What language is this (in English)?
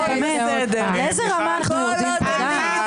Hebrew